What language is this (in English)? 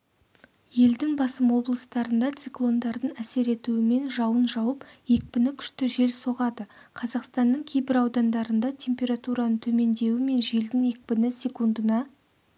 Kazakh